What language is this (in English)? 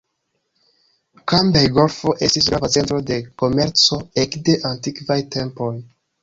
Esperanto